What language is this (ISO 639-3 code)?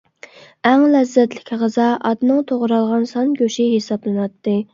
uig